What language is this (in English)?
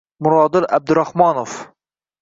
Uzbek